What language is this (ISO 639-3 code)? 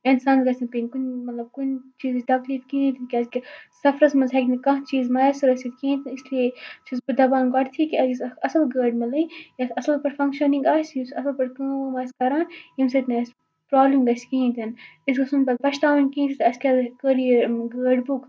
kas